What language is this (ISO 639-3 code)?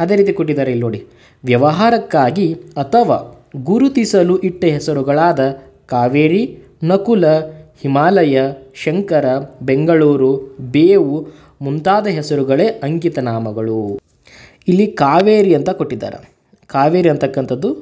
kan